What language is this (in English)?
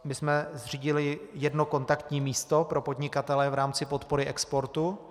Czech